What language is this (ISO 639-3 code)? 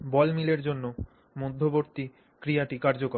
ben